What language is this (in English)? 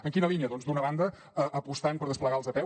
Catalan